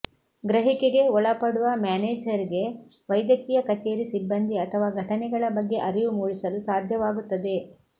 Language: Kannada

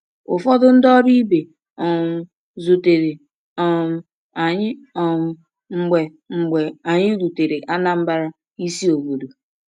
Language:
Igbo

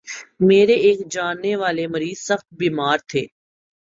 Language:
Urdu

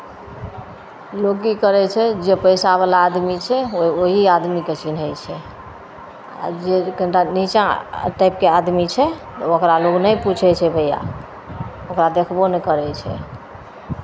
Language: Maithili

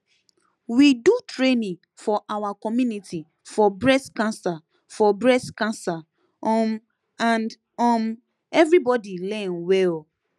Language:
Nigerian Pidgin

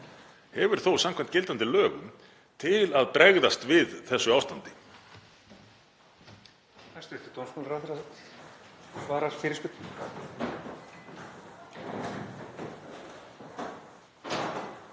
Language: Icelandic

